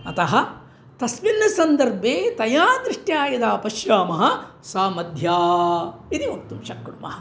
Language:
Sanskrit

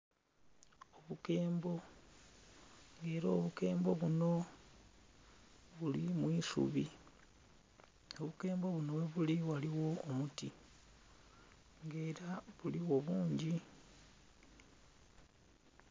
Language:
Soga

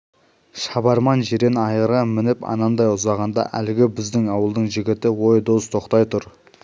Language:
Kazakh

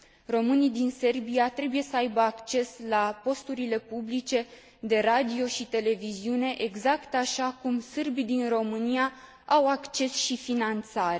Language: Romanian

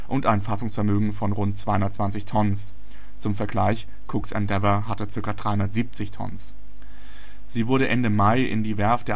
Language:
German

